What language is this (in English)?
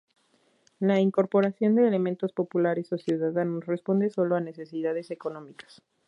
Spanish